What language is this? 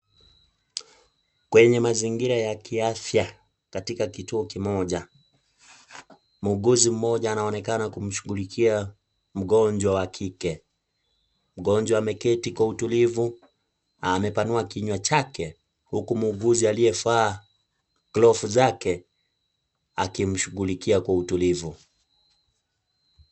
Swahili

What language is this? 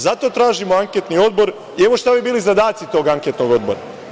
Serbian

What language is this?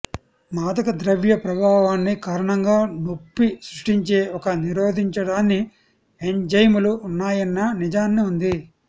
Telugu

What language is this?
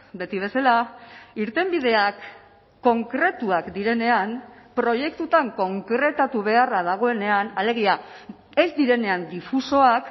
Basque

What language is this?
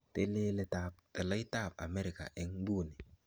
Kalenjin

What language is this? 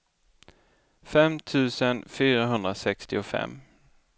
Swedish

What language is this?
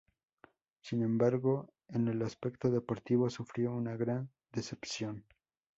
Spanish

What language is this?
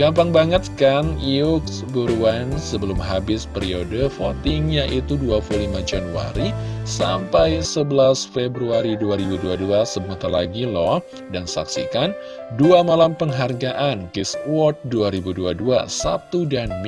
Indonesian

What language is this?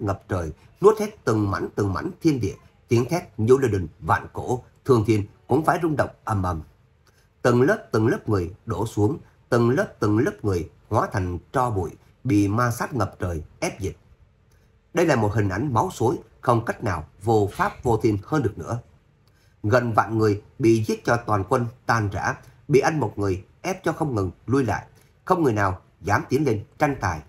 Vietnamese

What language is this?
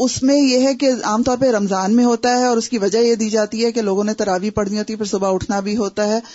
Urdu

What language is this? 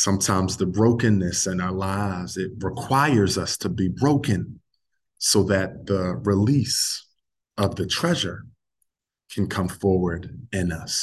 English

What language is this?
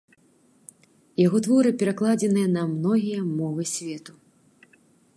Belarusian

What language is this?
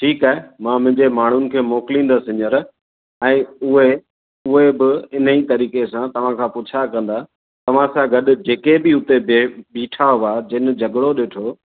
Sindhi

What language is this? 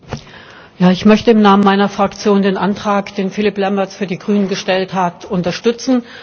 German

